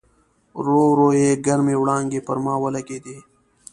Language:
Pashto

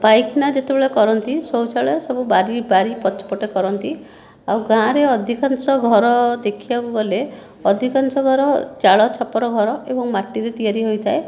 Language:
Odia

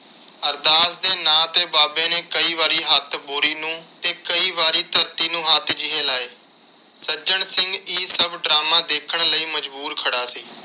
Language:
Punjabi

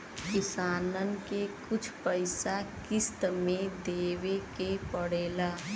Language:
Bhojpuri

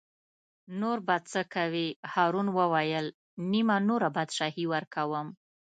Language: Pashto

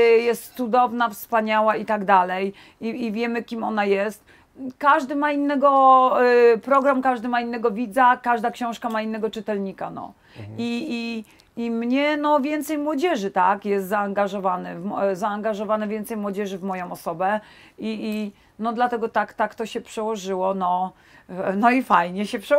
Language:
Polish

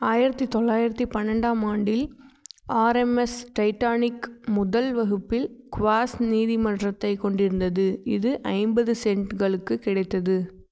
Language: Tamil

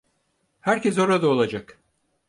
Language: Turkish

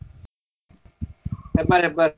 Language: Kannada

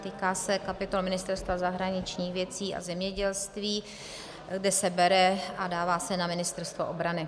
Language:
Czech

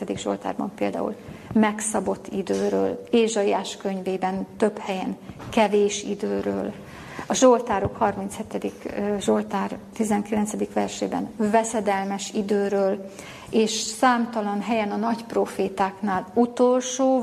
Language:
Hungarian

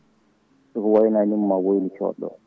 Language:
Fula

